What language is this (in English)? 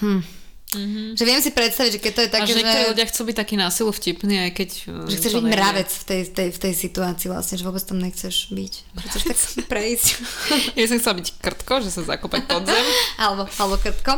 Slovak